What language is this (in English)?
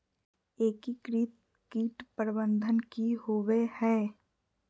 Magahi